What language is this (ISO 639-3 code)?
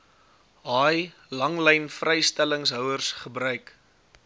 afr